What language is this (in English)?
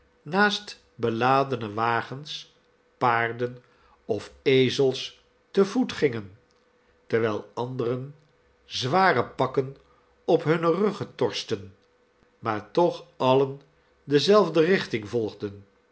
Dutch